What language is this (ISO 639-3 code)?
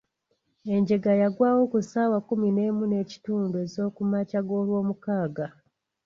lug